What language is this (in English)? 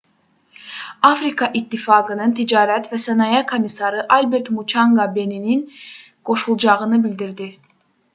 Azerbaijani